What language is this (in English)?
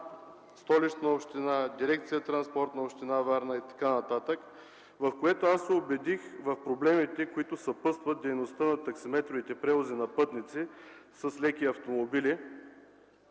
Bulgarian